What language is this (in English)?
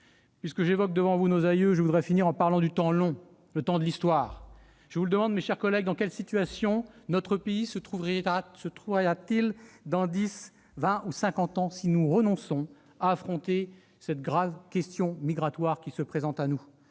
French